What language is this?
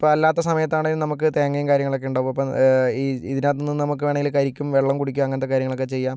Malayalam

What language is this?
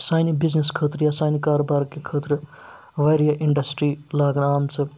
Kashmiri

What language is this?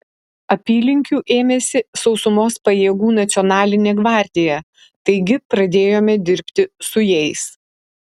Lithuanian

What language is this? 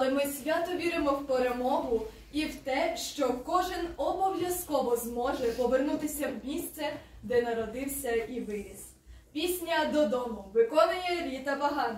Ukrainian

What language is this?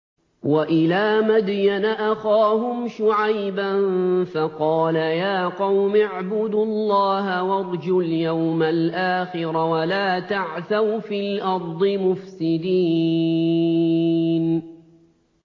Arabic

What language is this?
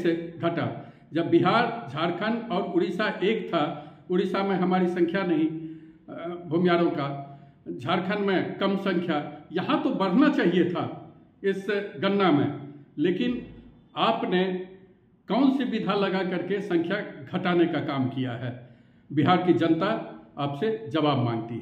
Hindi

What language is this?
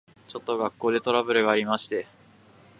Japanese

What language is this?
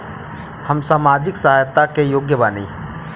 Bhojpuri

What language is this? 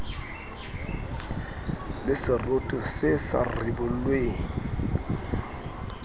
Southern Sotho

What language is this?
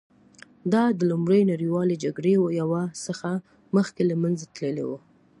Pashto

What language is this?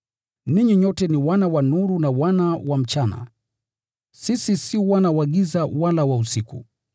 Swahili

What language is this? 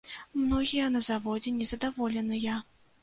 Belarusian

